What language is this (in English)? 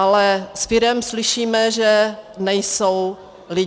Czech